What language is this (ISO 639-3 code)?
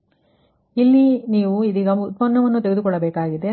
kan